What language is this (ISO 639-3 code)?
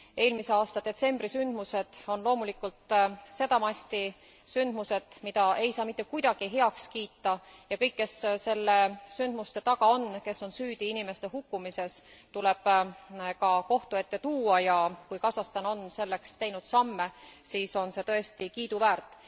est